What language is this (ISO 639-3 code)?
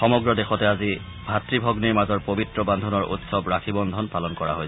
asm